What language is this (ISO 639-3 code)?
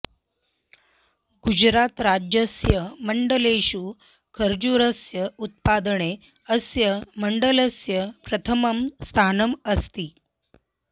san